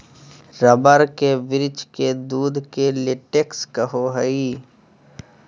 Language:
Magahi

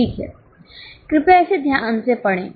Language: Hindi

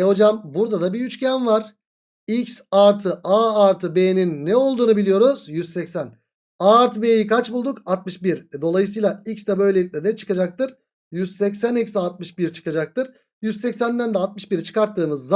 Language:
Turkish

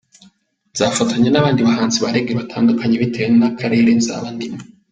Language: Kinyarwanda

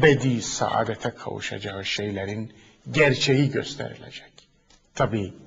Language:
Turkish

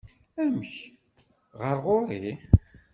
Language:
Kabyle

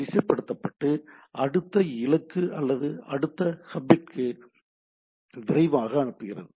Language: Tamil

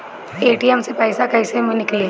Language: Bhojpuri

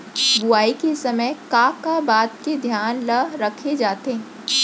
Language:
Chhattisgarhi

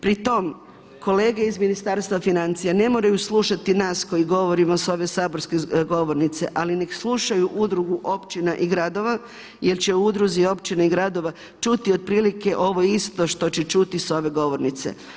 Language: Croatian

